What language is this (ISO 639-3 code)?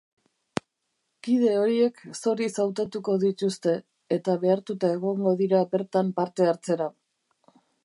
eus